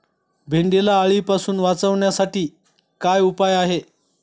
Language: Marathi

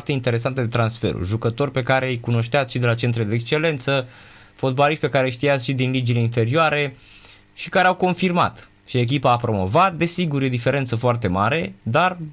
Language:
Romanian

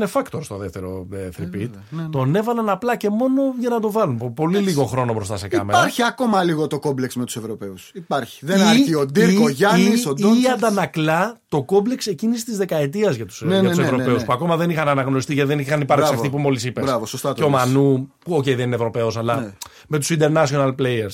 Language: Greek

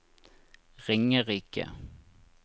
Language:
Norwegian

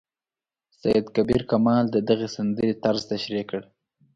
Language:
Pashto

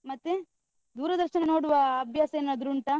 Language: Kannada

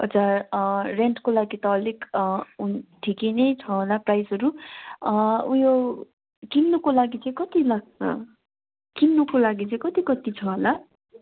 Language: Nepali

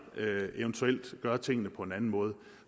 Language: Danish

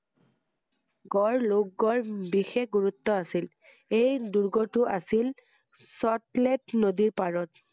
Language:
Assamese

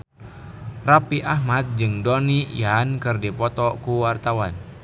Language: Sundanese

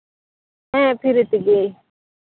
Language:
Santali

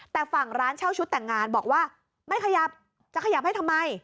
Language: Thai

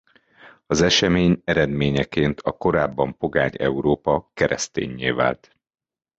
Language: Hungarian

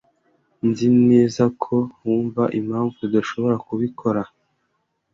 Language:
Kinyarwanda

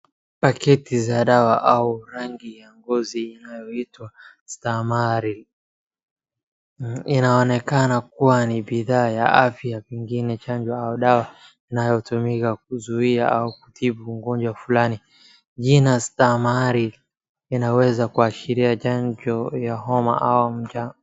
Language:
Swahili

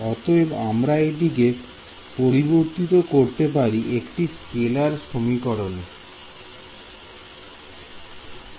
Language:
Bangla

